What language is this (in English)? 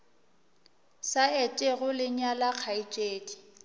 Northern Sotho